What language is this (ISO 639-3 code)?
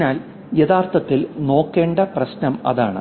mal